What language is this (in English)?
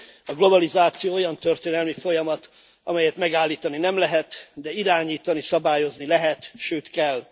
Hungarian